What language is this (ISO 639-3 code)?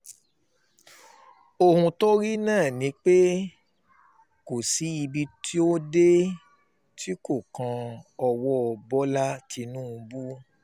yor